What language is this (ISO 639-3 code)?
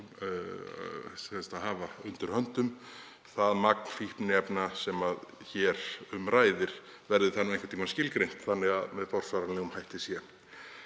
isl